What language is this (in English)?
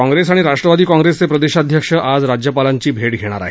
Marathi